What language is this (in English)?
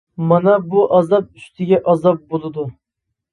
Uyghur